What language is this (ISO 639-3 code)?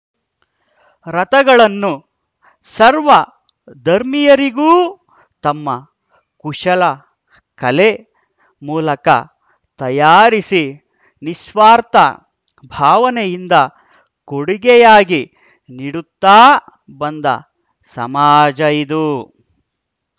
kan